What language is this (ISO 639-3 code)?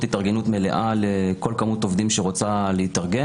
heb